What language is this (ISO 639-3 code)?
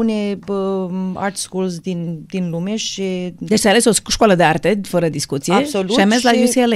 ron